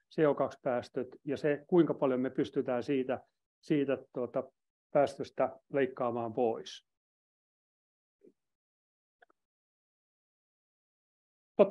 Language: Finnish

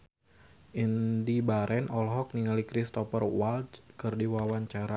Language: Sundanese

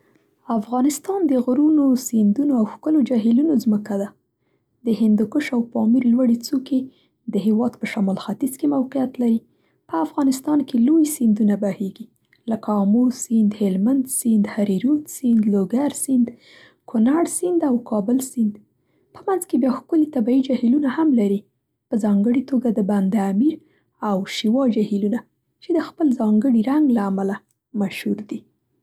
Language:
Central Pashto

